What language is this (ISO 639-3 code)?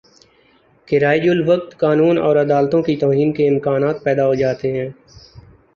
urd